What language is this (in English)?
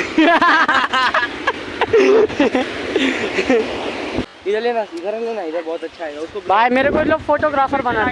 Hindi